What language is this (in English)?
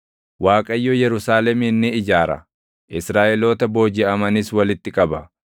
Oromo